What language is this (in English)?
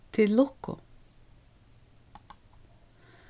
Faroese